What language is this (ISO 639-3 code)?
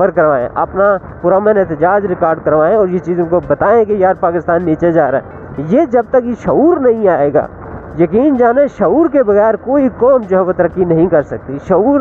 urd